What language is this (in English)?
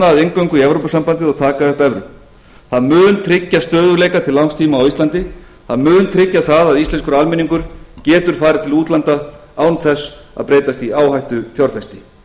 Icelandic